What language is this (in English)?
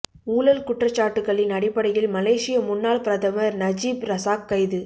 Tamil